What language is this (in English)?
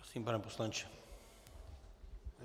Czech